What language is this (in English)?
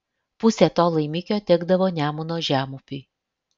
Lithuanian